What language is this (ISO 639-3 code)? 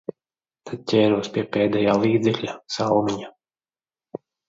lav